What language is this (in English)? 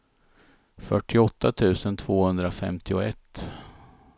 Swedish